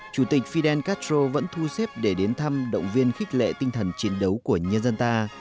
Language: Vietnamese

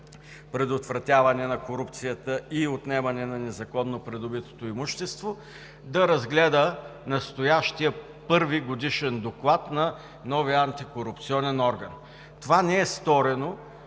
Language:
Bulgarian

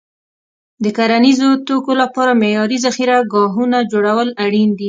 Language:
Pashto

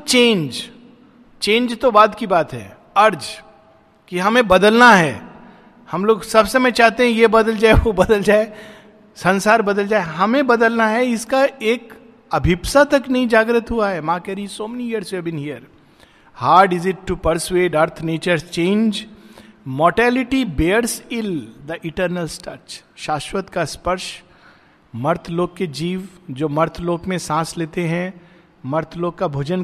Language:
Hindi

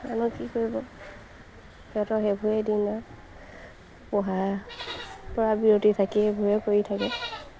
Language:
Assamese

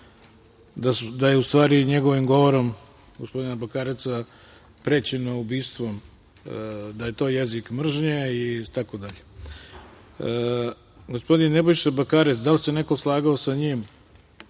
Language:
Serbian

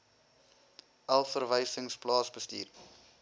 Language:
Afrikaans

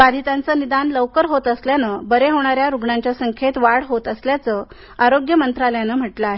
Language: Marathi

